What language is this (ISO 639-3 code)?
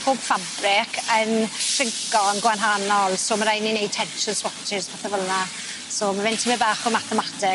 cym